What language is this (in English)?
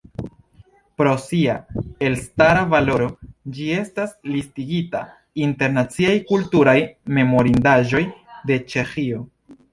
Esperanto